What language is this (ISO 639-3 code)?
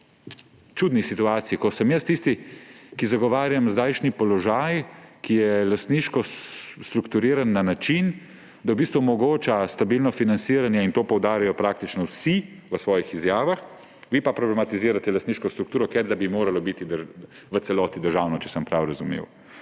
slv